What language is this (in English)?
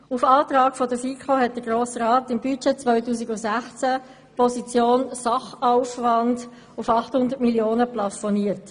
Swiss German